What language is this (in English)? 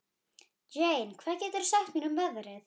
Icelandic